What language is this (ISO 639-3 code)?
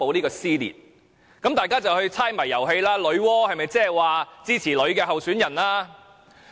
yue